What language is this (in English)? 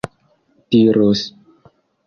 Esperanto